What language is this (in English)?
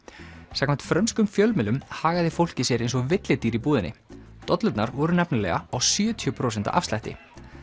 Icelandic